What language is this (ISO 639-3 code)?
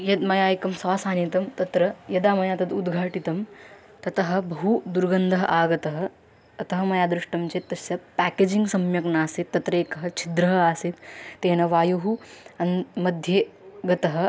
san